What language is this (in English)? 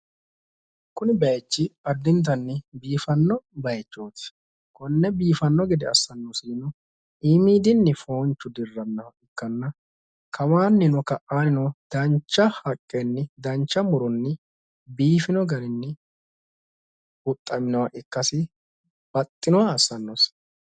Sidamo